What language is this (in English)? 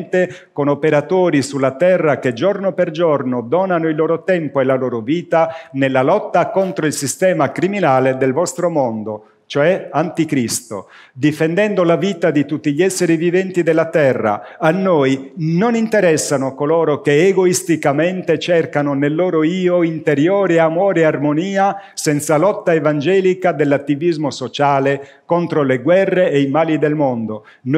Italian